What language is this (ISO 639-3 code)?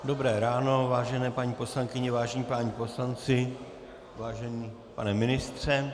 ces